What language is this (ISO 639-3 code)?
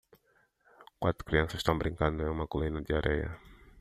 por